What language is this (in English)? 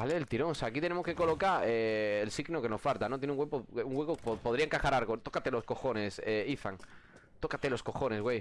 Spanish